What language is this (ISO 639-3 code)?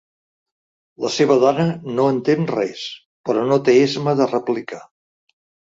cat